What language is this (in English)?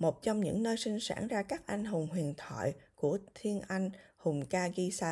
Vietnamese